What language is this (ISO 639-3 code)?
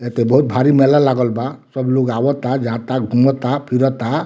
bho